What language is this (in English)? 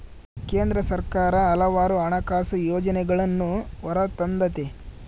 Kannada